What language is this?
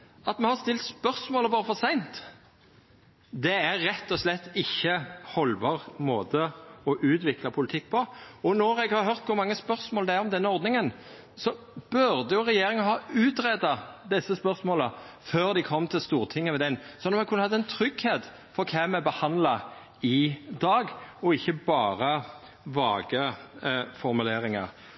Norwegian Nynorsk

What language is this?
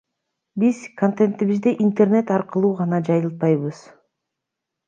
Kyrgyz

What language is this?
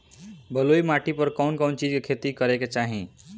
Bhojpuri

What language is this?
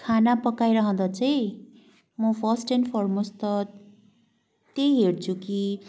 Nepali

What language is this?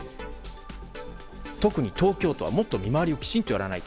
Japanese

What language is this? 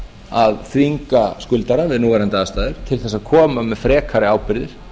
Icelandic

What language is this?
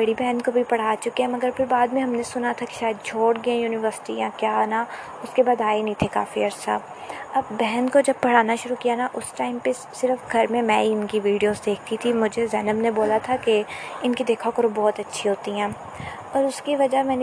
Urdu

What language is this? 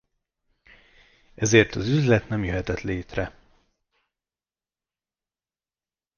Hungarian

